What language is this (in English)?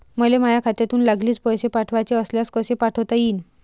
Marathi